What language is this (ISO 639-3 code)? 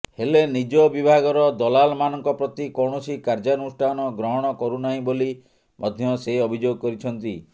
ori